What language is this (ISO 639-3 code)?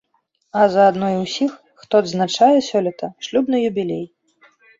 bel